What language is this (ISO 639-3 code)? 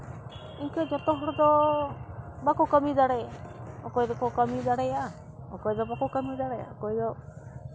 sat